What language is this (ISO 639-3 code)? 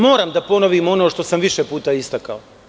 srp